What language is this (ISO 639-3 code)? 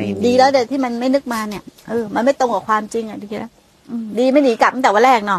tha